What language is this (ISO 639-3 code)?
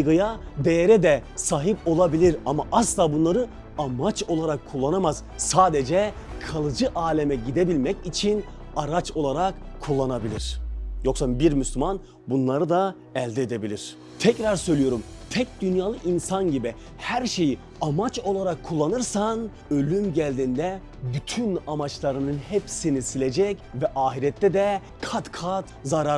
tur